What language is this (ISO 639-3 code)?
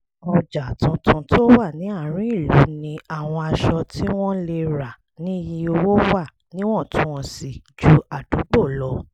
yor